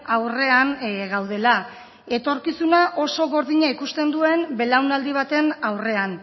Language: Basque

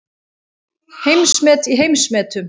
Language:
Icelandic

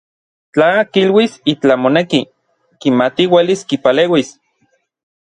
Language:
Orizaba Nahuatl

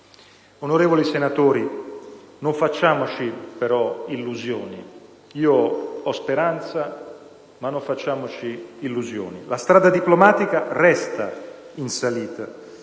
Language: Italian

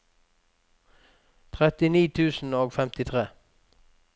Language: Norwegian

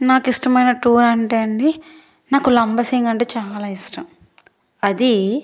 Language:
Telugu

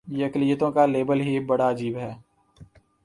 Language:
Urdu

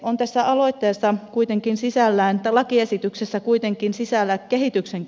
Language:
Finnish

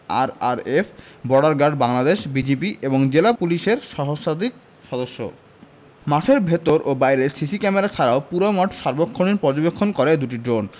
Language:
Bangla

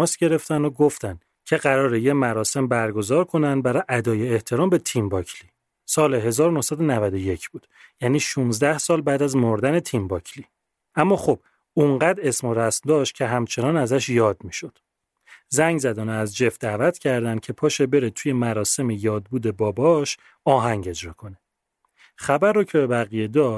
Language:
Persian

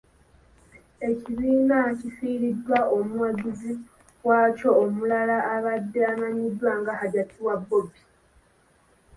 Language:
Ganda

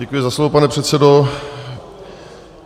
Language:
Czech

